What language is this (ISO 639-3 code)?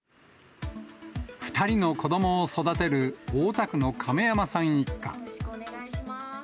jpn